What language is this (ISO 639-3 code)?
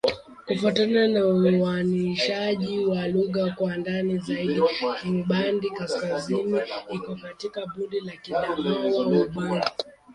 swa